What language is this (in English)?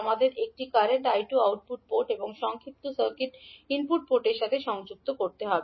Bangla